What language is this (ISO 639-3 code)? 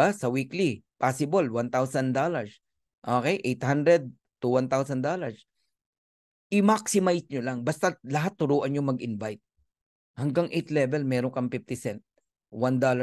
fil